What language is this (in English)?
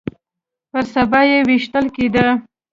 Pashto